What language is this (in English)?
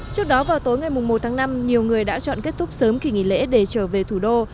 Vietnamese